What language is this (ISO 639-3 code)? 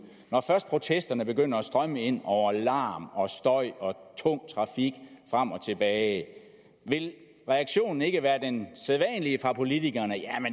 dan